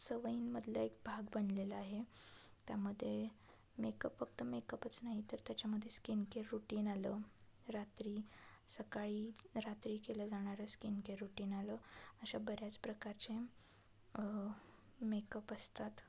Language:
Marathi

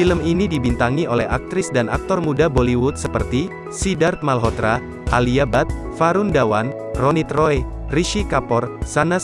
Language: Indonesian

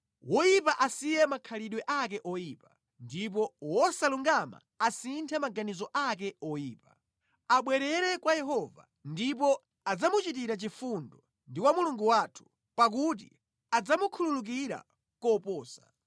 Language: Nyanja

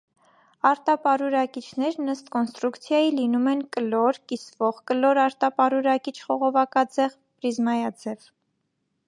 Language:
Armenian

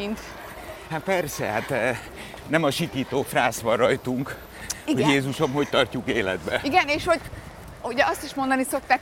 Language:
Hungarian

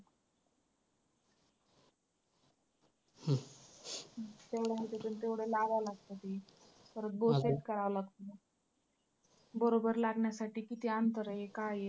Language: Marathi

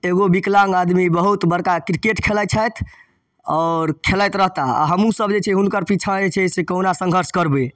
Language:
Maithili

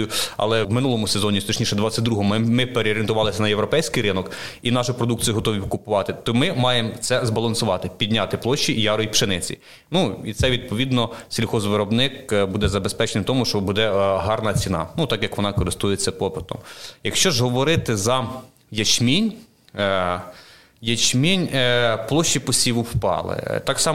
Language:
Ukrainian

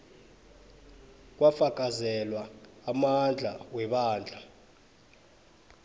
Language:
South Ndebele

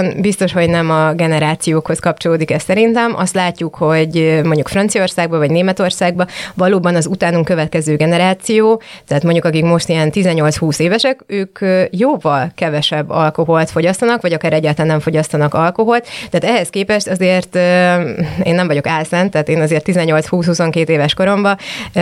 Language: Hungarian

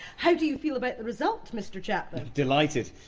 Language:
English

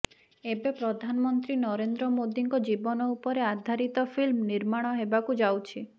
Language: Odia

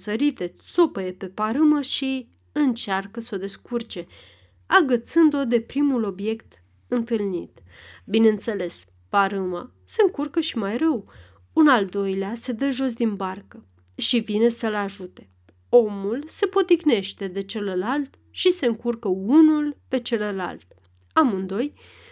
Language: Romanian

